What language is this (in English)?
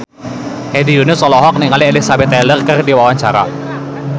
Sundanese